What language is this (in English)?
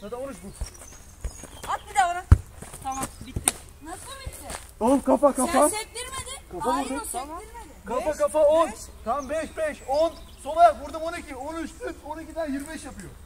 Turkish